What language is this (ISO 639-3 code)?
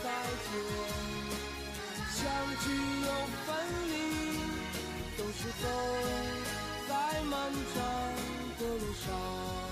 zho